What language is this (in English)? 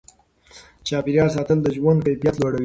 Pashto